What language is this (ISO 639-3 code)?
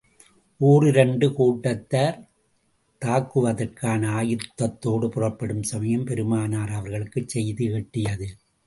tam